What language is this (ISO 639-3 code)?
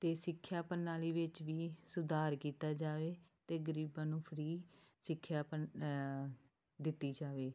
pan